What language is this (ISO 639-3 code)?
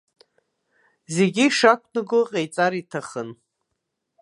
abk